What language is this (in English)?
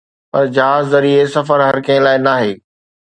Sindhi